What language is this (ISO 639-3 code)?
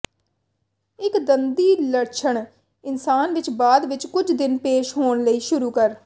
pan